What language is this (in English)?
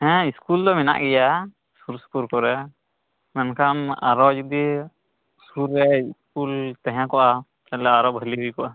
Santali